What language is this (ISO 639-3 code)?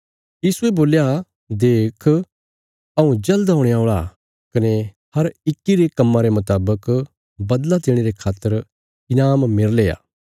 kfs